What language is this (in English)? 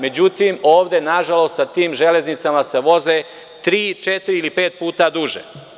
Serbian